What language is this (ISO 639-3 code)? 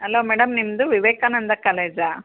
kan